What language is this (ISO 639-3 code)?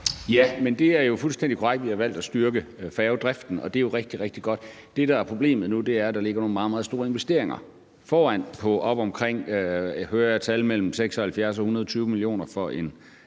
dan